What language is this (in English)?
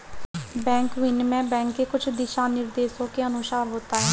Hindi